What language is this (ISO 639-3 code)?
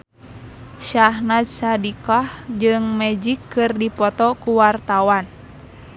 sun